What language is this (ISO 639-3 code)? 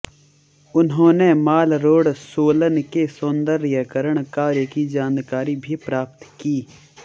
hin